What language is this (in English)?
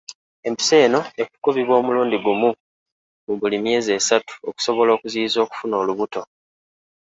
Ganda